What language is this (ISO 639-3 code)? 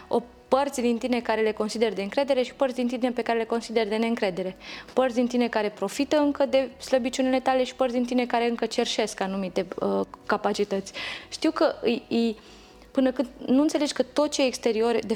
ron